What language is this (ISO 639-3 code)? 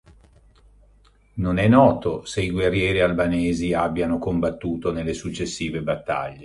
ita